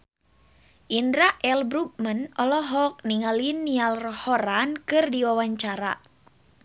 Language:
Sundanese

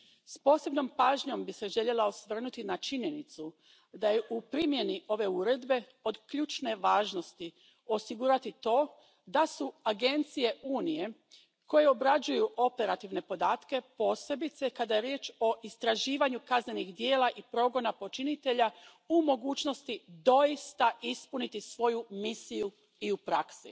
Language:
Croatian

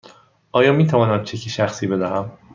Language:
Persian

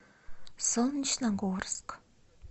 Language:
Russian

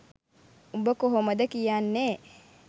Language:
Sinhala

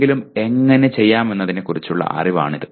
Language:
Malayalam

